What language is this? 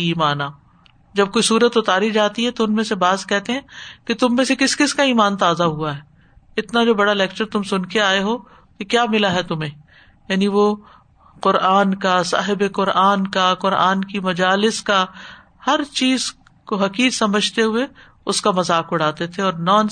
Urdu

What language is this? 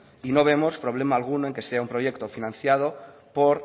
Spanish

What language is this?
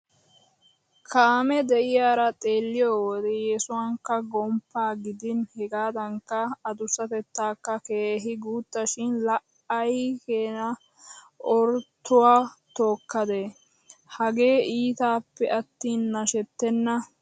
Wolaytta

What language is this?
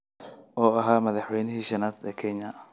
Somali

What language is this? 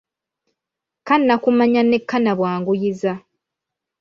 Ganda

